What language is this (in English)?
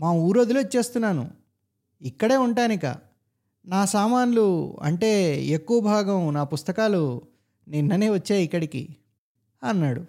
Telugu